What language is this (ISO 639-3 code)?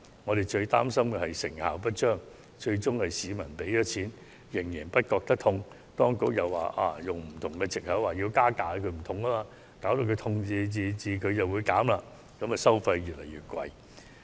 yue